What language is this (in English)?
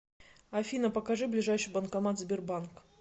Russian